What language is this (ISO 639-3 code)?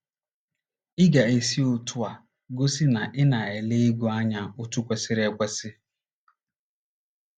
ibo